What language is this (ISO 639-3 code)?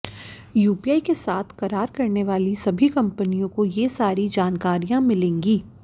hin